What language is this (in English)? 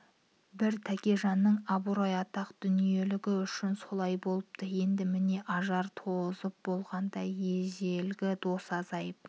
Kazakh